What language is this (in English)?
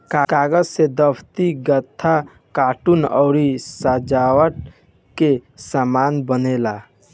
Bhojpuri